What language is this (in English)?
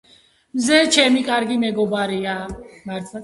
Georgian